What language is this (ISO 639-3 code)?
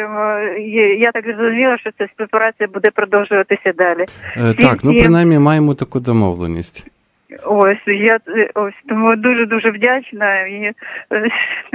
ukr